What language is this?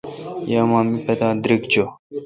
Kalkoti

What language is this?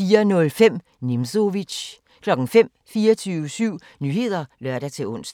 Danish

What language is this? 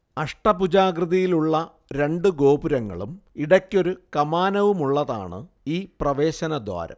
Malayalam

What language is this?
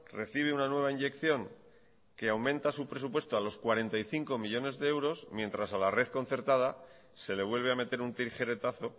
Spanish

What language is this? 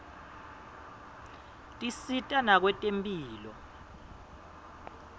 Swati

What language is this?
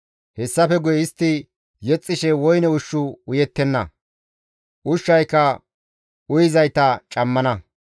Gamo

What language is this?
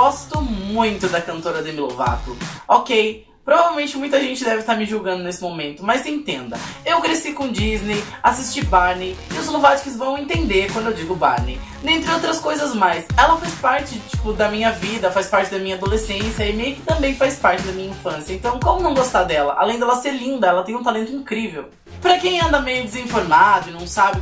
Portuguese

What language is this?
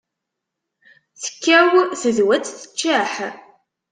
Kabyle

